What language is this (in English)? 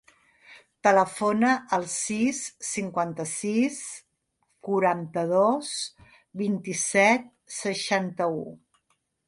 Catalan